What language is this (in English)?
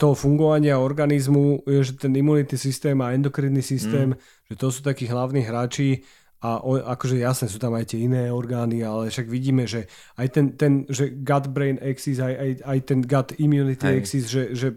Slovak